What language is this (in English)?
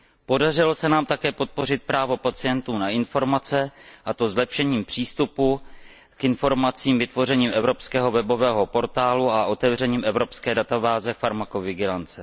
Czech